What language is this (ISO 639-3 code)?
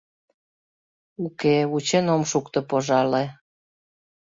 chm